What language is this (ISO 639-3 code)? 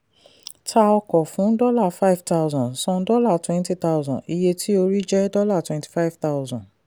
yor